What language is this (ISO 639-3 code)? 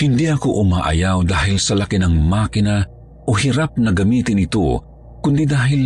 fil